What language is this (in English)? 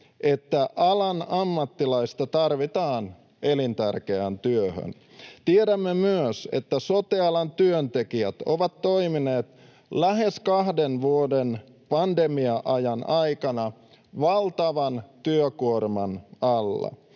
Finnish